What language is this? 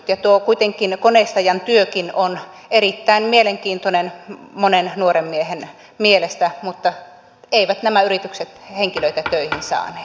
Finnish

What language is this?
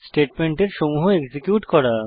Bangla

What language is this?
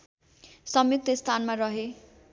Nepali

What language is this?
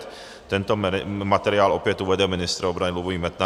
Czech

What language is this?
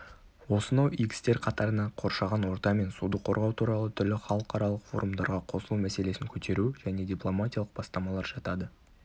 Kazakh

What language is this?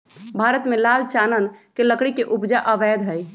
Magahi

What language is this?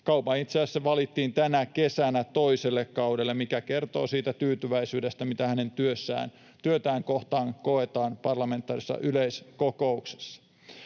Finnish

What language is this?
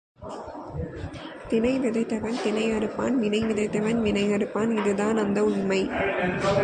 Tamil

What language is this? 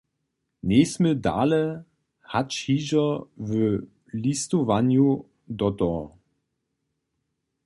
Upper Sorbian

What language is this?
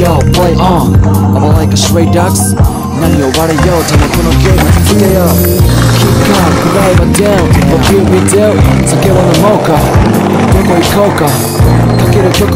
Korean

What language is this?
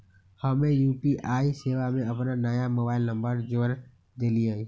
Magahi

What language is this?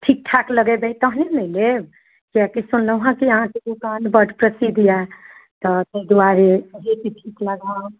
Maithili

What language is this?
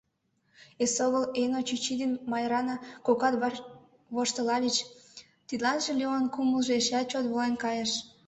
Mari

